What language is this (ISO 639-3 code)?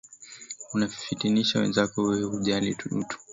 swa